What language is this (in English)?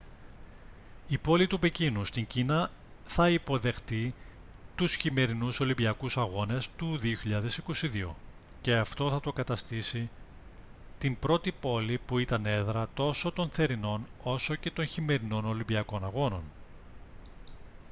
Greek